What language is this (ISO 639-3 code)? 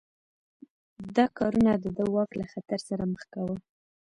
pus